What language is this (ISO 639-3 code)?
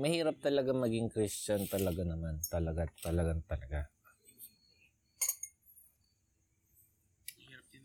fil